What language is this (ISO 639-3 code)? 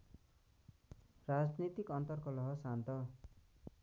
nep